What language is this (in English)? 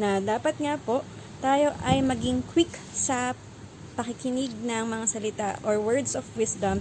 Filipino